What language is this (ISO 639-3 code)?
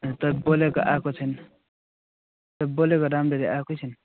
nep